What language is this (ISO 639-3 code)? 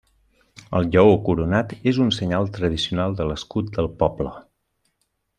cat